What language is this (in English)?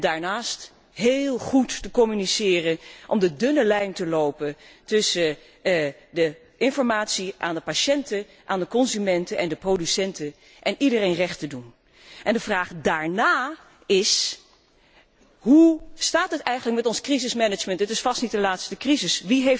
Dutch